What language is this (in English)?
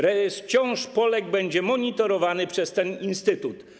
Polish